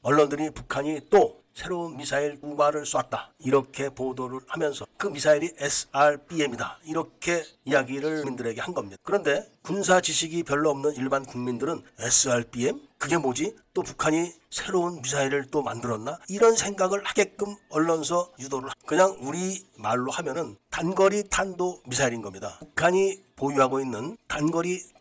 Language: Korean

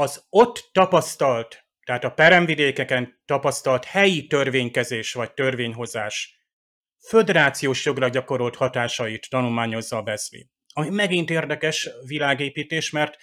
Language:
Hungarian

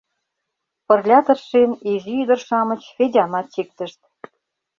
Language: Mari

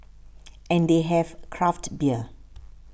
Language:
English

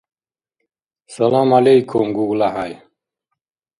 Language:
Dargwa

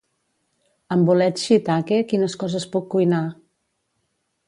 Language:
Catalan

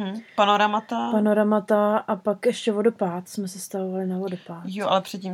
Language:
Czech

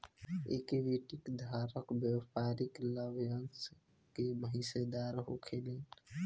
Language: Bhojpuri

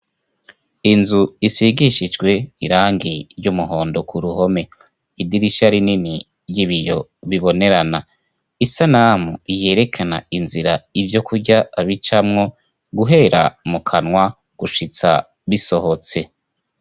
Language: Rundi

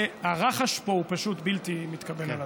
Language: Hebrew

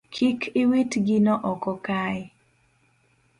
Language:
Luo (Kenya and Tanzania)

